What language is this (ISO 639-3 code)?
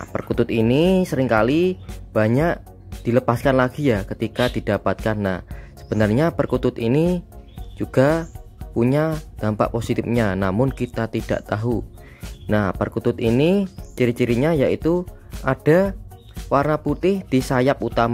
ind